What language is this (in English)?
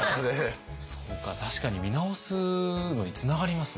Japanese